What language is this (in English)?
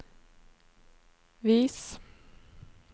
Norwegian